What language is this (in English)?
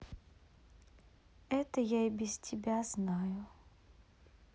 Russian